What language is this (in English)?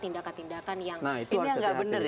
Indonesian